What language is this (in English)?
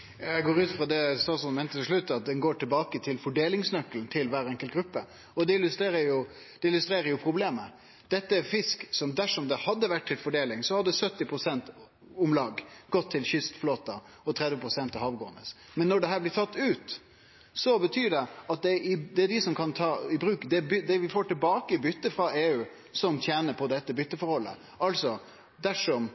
Norwegian Nynorsk